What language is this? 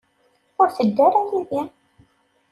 Kabyle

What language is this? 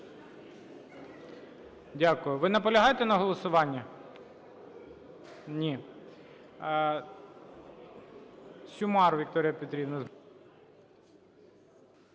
Ukrainian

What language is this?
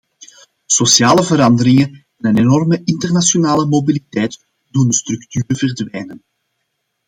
Dutch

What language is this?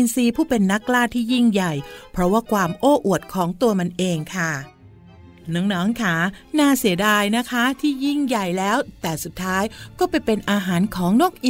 Thai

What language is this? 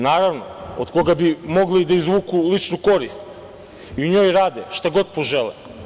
Serbian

